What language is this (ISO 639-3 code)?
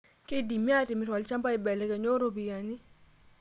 mas